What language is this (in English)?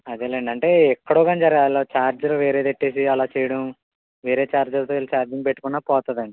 Telugu